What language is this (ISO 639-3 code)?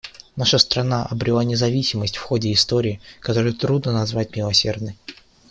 rus